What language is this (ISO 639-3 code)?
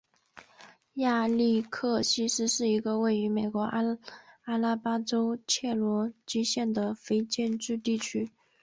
zho